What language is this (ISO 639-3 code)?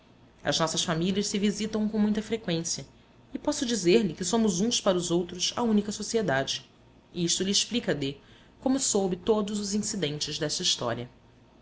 por